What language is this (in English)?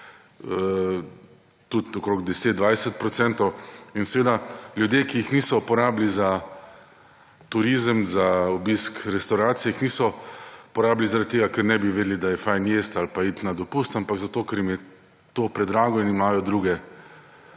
Slovenian